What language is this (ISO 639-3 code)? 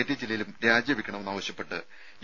mal